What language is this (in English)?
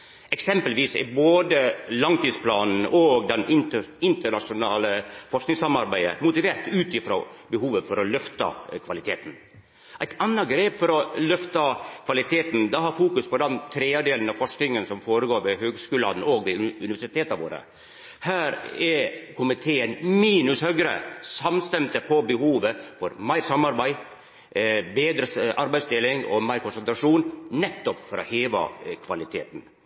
Norwegian Nynorsk